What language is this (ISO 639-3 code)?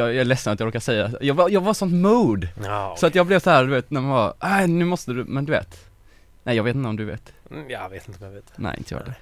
swe